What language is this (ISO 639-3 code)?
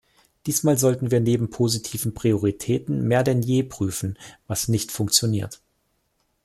deu